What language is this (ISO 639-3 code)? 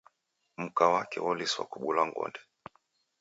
dav